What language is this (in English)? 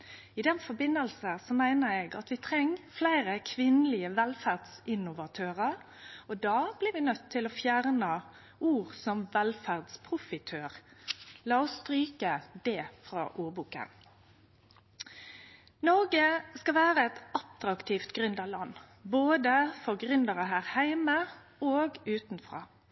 Norwegian Nynorsk